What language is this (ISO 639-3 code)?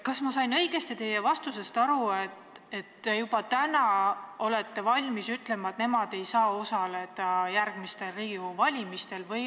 est